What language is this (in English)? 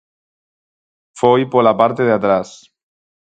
Galician